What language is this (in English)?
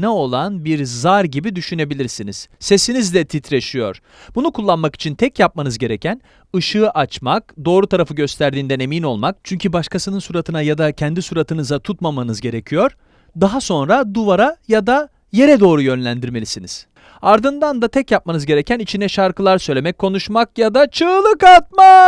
Turkish